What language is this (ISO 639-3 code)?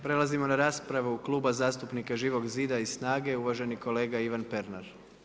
hrv